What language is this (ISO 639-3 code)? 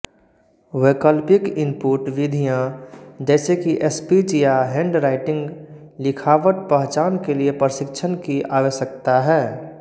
hin